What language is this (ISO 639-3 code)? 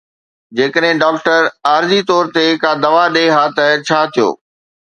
snd